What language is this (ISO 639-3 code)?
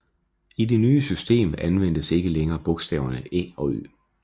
dan